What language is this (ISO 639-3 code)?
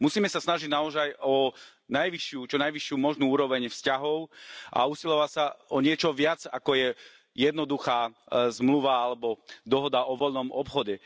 slk